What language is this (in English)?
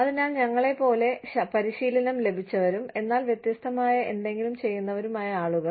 Malayalam